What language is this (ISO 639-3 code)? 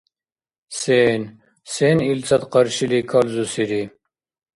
dar